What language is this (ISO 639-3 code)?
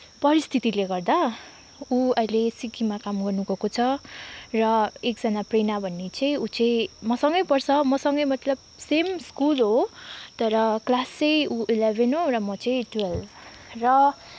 nep